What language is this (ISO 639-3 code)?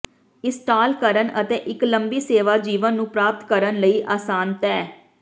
pan